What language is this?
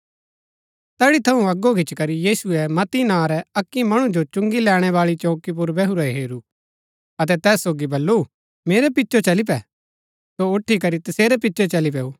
Gaddi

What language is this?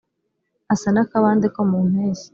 Kinyarwanda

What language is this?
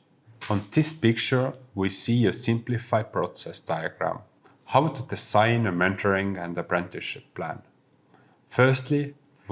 English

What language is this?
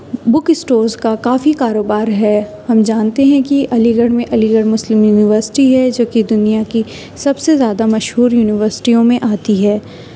Urdu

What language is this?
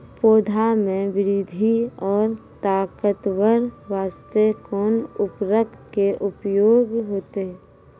Maithili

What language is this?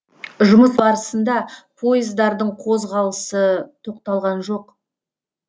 Kazakh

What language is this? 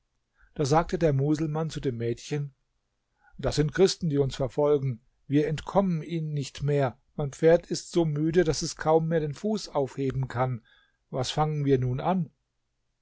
German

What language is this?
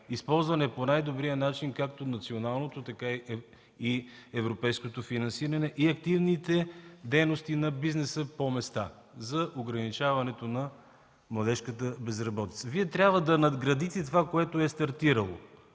Bulgarian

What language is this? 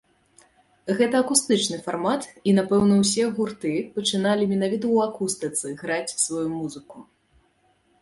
Belarusian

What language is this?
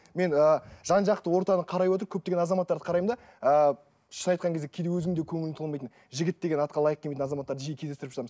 Kazakh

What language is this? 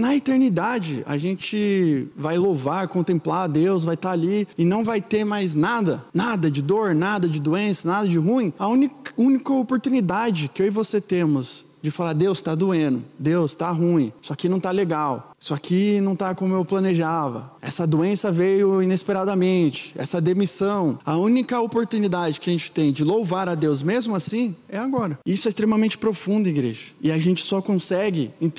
Portuguese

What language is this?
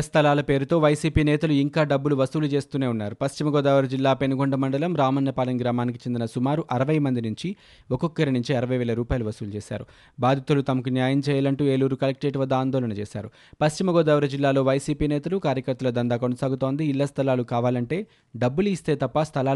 Telugu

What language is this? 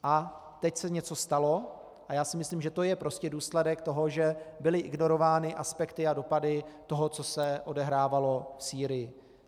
Czech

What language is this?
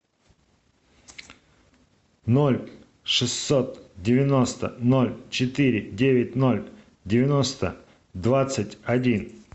Russian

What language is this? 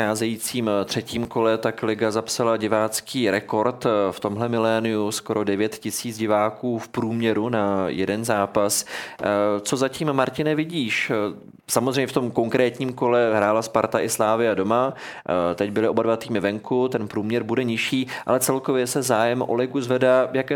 Czech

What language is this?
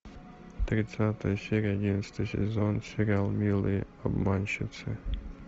Russian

